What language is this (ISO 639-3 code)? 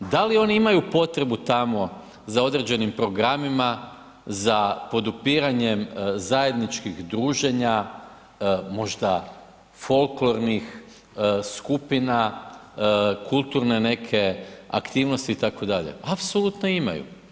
hrv